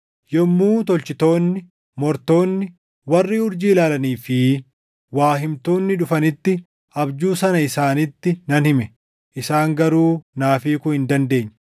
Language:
Oromo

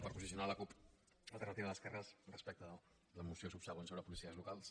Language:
Catalan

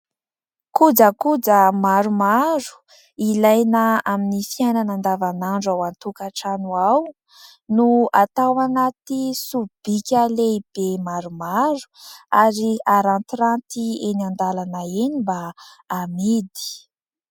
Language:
Malagasy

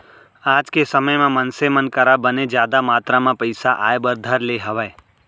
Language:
Chhattisgarhi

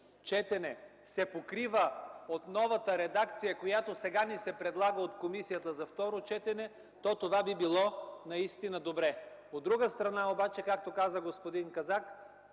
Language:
Bulgarian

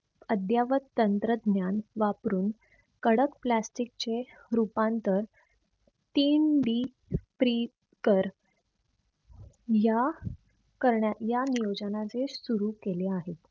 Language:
Marathi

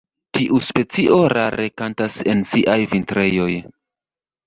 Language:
Esperanto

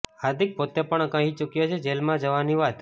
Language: Gujarati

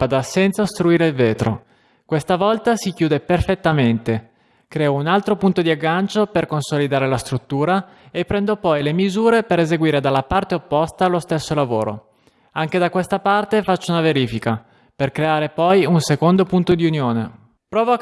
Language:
Italian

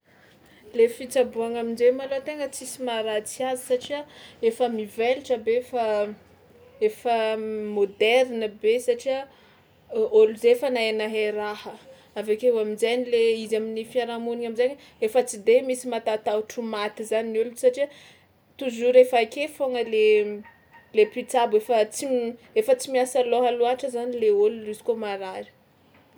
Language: Tsimihety Malagasy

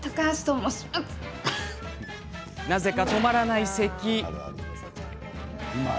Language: Japanese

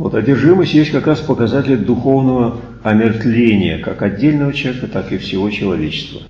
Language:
Russian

